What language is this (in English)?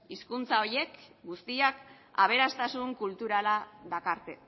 Basque